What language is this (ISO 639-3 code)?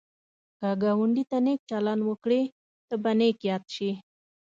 pus